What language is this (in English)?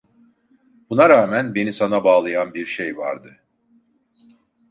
Turkish